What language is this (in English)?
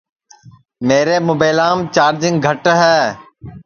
Sansi